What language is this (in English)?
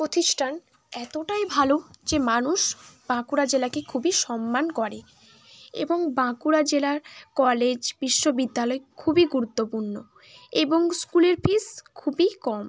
Bangla